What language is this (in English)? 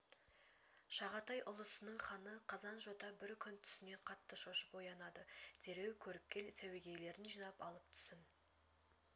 Kazakh